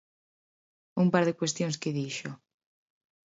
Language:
Galician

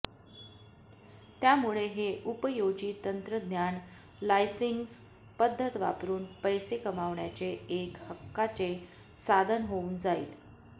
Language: Marathi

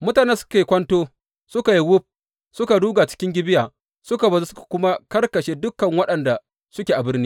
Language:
Hausa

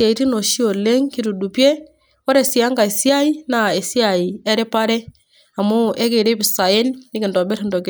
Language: Masai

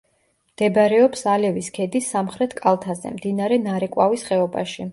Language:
Georgian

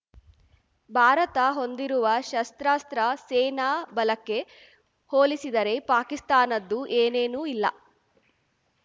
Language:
Kannada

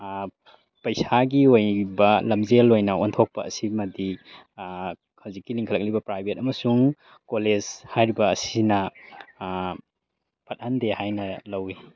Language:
Manipuri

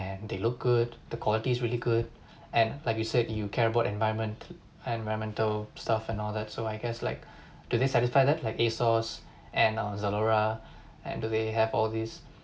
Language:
English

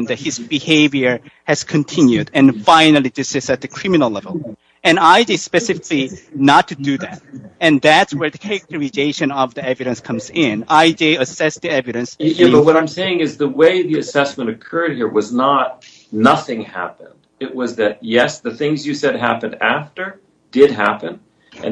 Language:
English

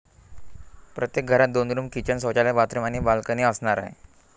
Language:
Marathi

